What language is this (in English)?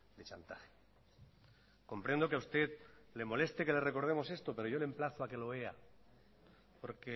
Spanish